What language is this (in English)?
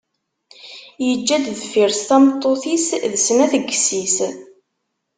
Kabyle